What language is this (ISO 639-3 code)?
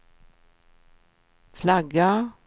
swe